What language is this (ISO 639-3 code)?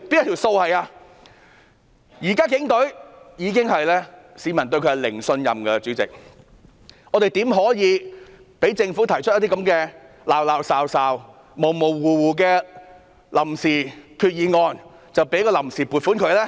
yue